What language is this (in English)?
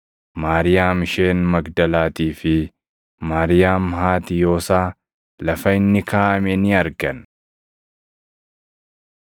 Oromo